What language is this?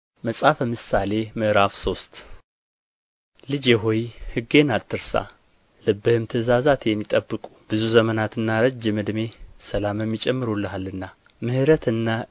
Amharic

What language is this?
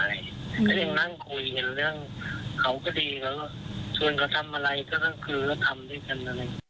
Thai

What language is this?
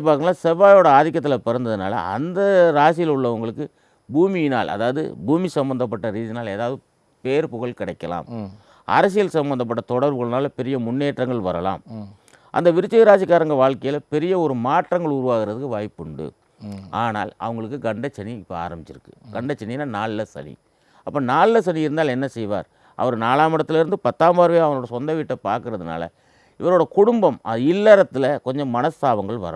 Indonesian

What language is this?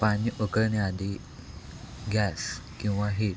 Marathi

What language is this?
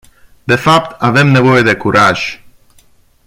Romanian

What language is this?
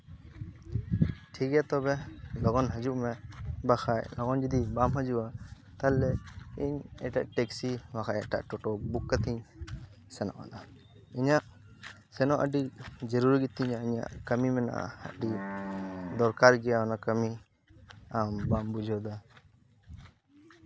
Santali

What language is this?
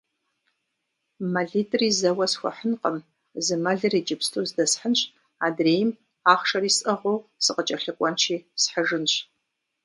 Kabardian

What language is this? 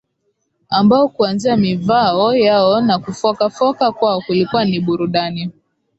Swahili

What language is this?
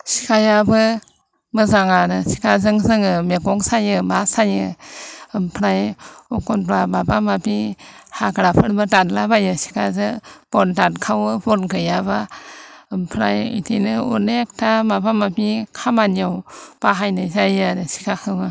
Bodo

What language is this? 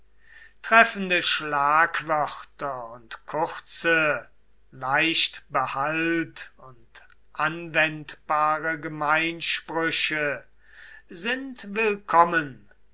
German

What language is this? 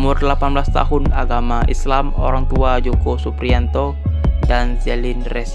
Indonesian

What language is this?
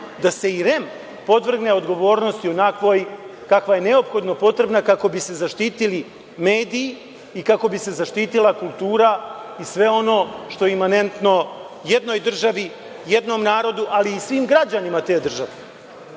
Serbian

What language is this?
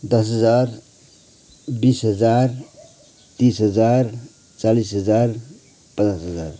Nepali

